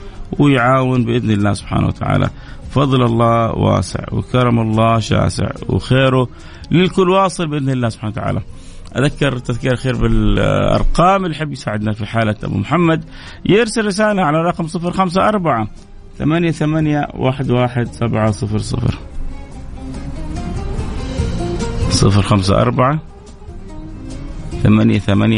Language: Arabic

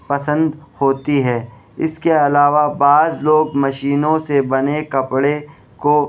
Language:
Urdu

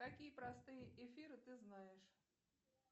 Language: Russian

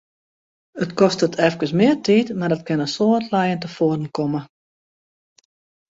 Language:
Western Frisian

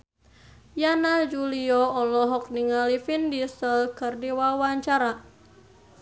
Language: Sundanese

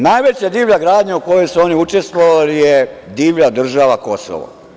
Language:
Serbian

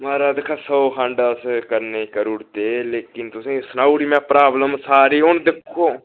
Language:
Dogri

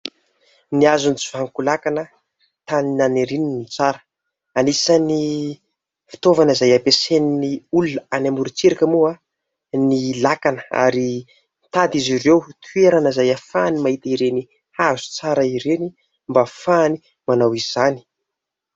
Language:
Malagasy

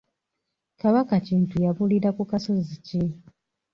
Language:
Ganda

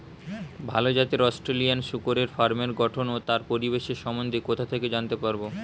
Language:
Bangla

